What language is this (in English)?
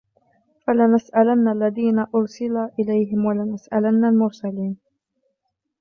Arabic